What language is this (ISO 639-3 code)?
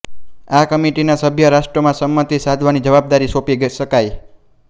guj